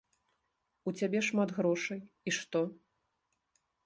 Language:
Belarusian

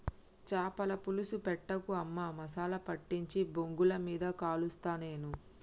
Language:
Telugu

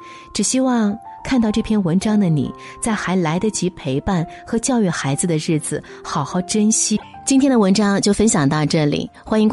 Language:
Chinese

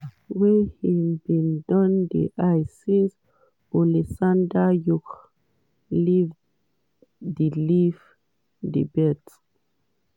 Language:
Nigerian Pidgin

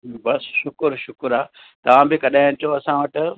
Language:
Sindhi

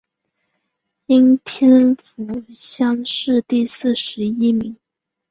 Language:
Chinese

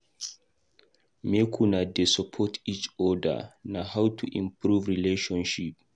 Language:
Nigerian Pidgin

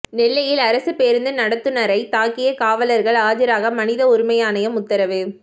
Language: Tamil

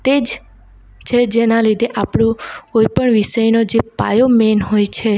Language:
Gujarati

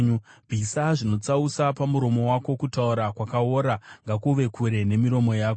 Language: Shona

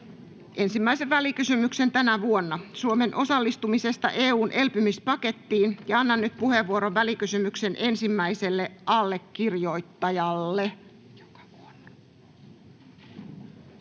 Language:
Finnish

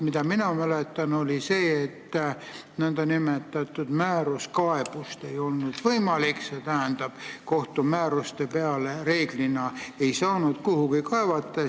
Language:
Estonian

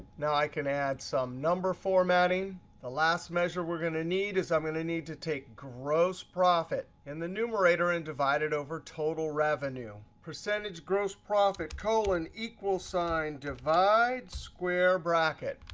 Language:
English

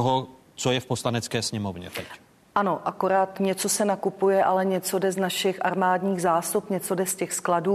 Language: Czech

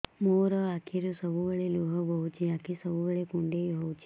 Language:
Odia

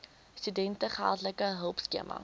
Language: Afrikaans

